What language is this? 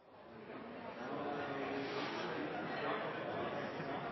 Norwegian Bokmål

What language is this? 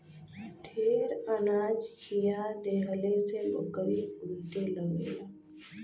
Bhojpuri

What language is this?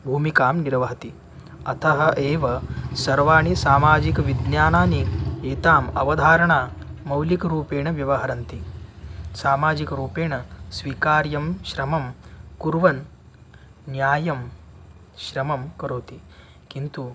Sanskrit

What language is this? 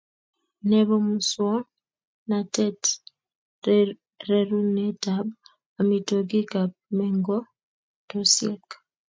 Kalenjin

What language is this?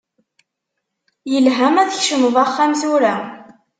Kabyle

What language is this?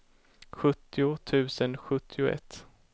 Swedish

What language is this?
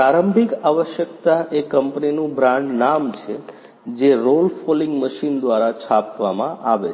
Gujarati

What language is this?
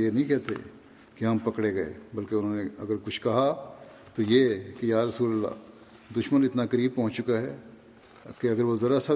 Urdu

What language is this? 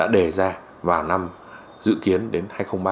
Vietnamese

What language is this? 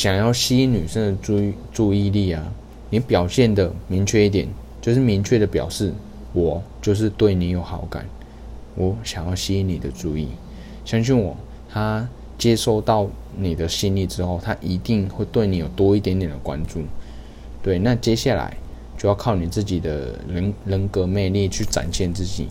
Chinese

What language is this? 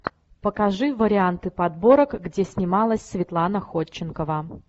Russian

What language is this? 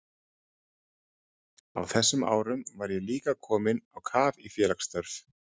Icelandic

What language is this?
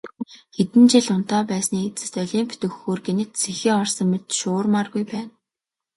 Mongolian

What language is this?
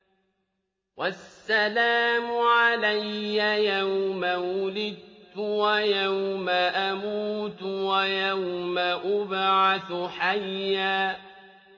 Arabic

